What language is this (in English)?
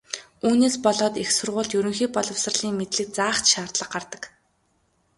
Mongolian